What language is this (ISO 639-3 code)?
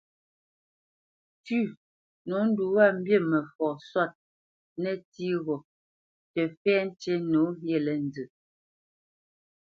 bce